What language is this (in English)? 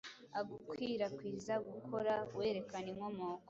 Kinyarwanda